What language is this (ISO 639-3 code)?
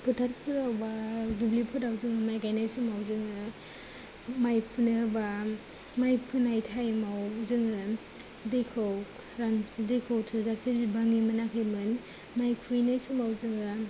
brx